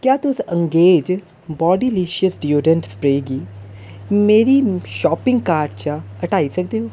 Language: Dogri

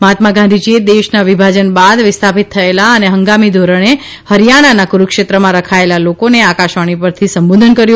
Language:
Gujarati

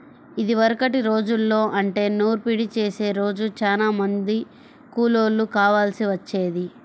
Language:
Telugu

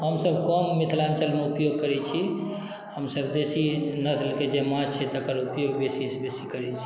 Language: Maithili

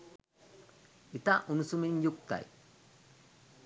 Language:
Sinhala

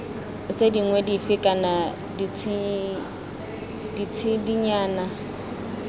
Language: Tswana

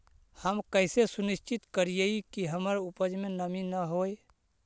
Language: Magahi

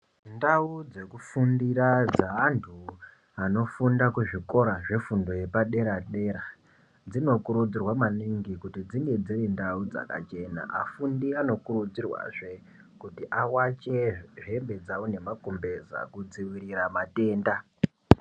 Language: Ndau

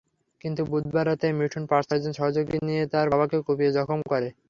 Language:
Bangla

